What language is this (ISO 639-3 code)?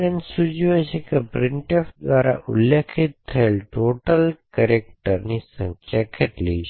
guj